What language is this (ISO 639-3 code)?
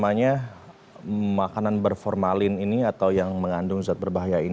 ind